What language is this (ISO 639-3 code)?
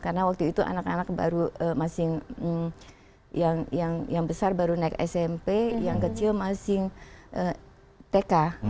ind